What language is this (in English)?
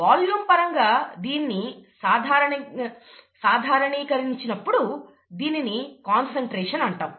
Telugu